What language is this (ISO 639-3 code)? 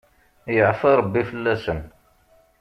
kab